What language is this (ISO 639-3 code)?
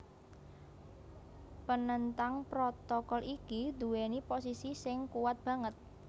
jav